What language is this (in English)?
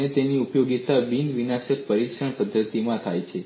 Gujarati